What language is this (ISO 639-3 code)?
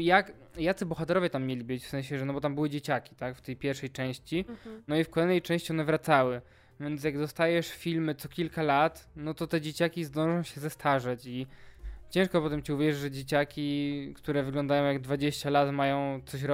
pol